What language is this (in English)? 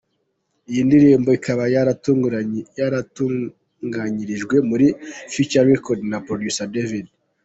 Kinyarwanda